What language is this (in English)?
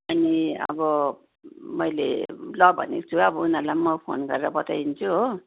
Nepali